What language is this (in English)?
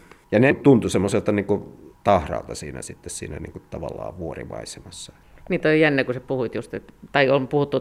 Finnish